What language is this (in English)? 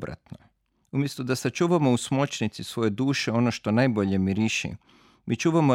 Croatian